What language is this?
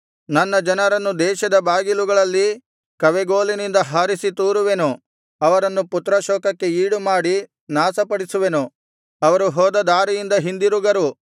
Kannada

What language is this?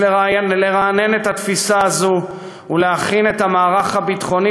Hebrew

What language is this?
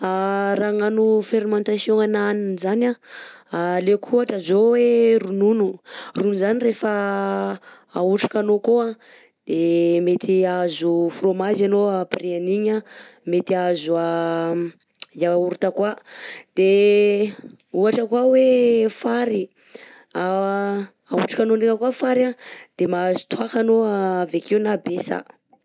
Southern Betsimisaraka Malagasy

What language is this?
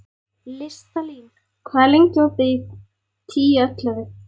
Icelandic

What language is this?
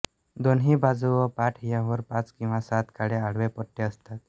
Marathi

